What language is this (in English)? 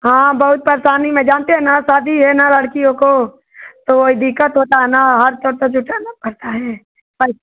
Hindi